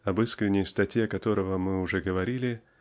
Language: Russian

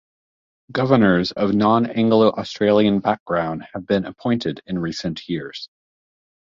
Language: English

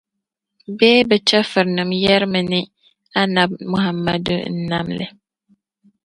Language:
Dagbani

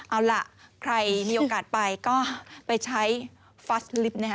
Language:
Thai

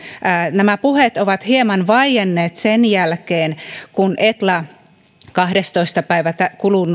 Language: Finnish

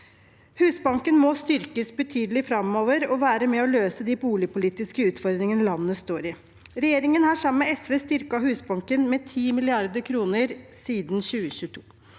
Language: Norwegian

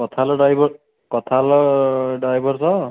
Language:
Odia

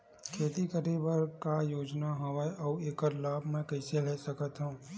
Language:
Chhattisgarhi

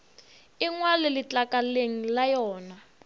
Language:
Northern Sotho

